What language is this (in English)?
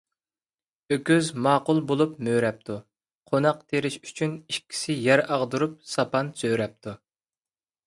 Uyghur